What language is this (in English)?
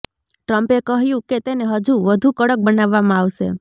Gujarati